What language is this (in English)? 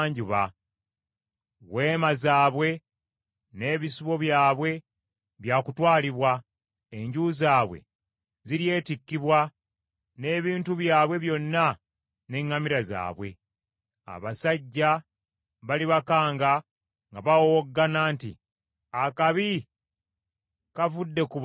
Ganda